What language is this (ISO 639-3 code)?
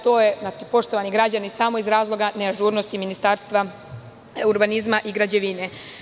srp